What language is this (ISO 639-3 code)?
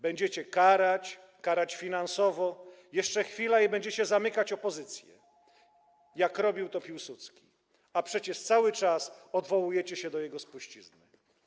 pol